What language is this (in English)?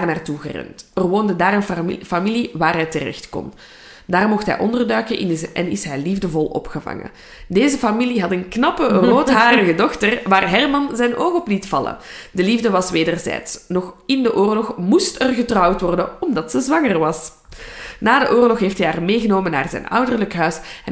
Dutch